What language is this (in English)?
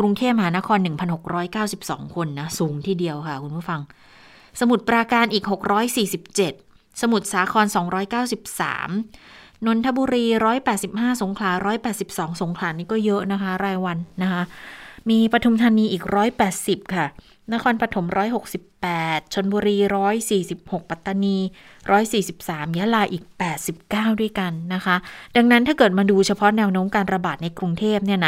Thai